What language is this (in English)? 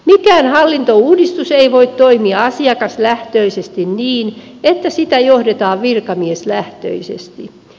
Finnish